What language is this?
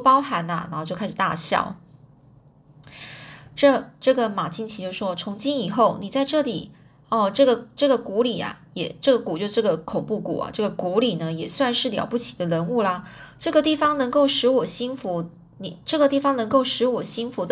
Chinese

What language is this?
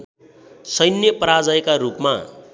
Nepali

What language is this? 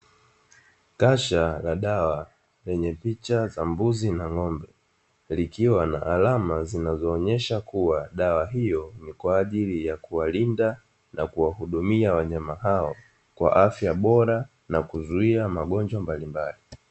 Swahili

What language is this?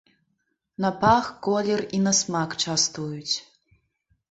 Belarusian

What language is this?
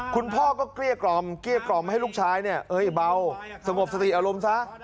Thai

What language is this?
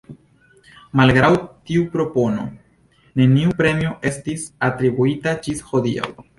Esperanto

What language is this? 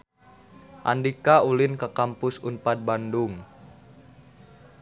Sundanese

